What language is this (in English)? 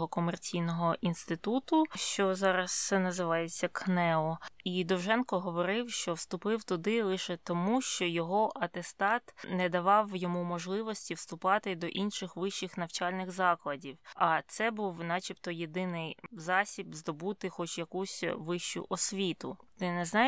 Ukrainian